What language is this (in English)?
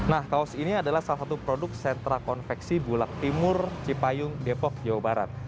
Indonesian